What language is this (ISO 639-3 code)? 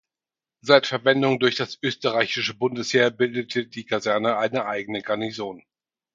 deu